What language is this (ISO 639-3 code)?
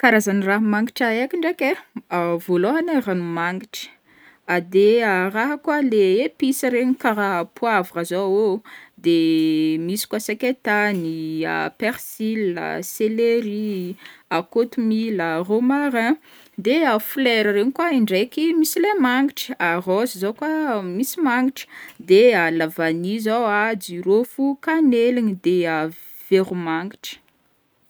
bmm